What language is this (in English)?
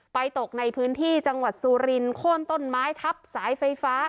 Thai